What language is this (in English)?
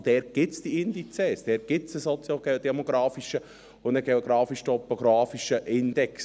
Swiss German